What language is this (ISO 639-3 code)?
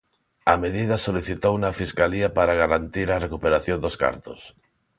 glg